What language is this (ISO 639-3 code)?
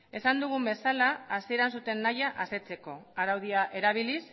eus